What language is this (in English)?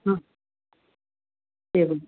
Sanskrit